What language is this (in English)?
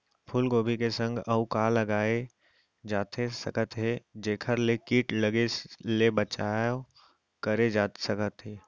Chhattisgarhi